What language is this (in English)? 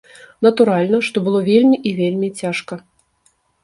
Belarusian